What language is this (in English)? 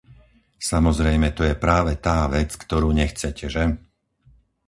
Slovak